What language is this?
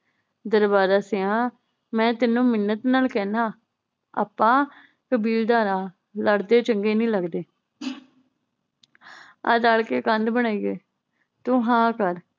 Punjabi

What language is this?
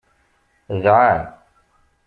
Kabyle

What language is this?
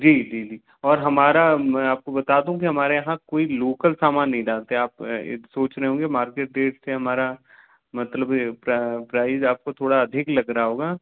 Hindi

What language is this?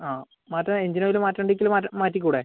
Malayalam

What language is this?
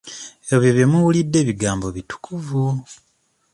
Ganda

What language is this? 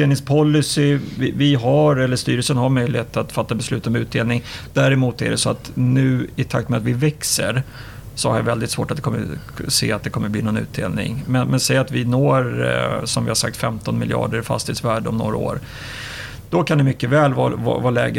Swedish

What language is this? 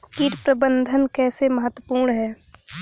Hindi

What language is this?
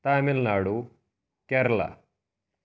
Kashmiri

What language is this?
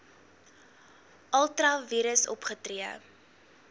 Afrikaans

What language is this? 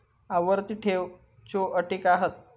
Marathi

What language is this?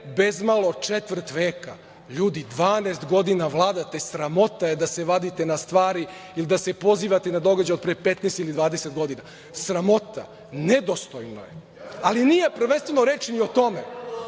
Serbian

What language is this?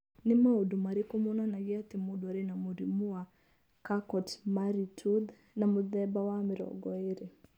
Kikuyu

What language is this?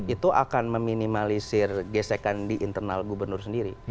Indonesian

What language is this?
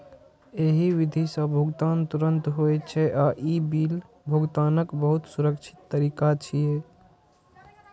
Maithili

